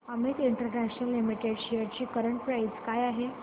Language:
Marathi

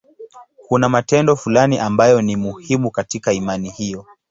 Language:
Swahili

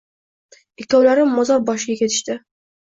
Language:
Uzbek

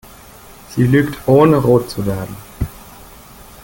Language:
German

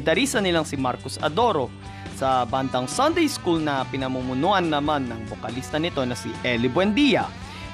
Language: Filipino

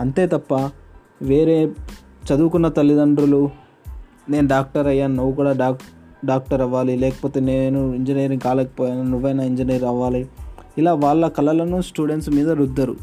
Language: Telugu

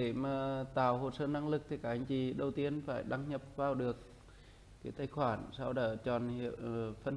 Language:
Vietnamese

